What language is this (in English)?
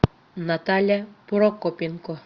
Russian